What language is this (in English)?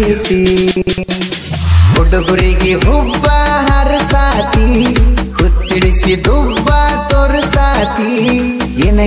Arabic